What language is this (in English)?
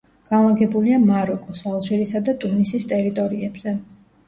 Georgian